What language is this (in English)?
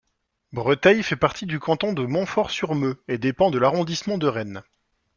French